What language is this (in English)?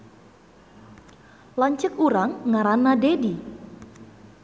Sundanese